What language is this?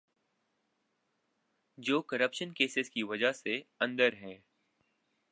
Urdu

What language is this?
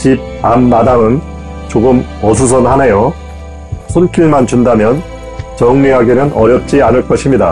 Korean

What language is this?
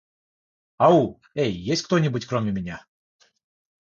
Russian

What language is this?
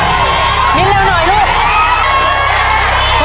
Thai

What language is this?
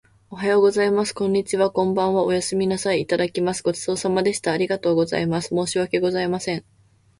Japanese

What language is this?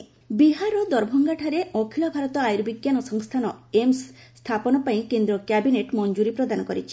Odia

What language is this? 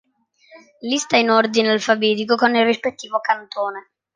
Italian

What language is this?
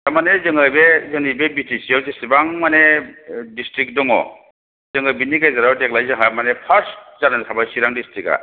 Bodo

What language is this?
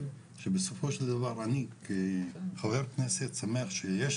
Hebrew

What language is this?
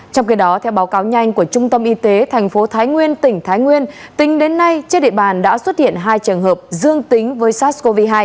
Vietnamese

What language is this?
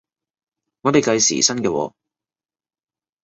Cantonese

